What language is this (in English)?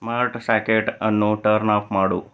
Kannada